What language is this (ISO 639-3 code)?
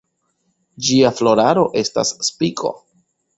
epo